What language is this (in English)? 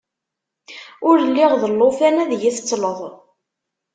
Kabyle